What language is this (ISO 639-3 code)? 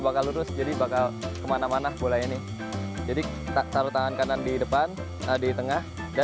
ind